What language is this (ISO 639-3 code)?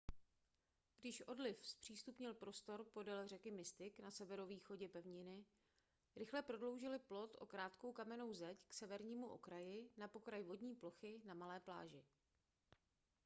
ces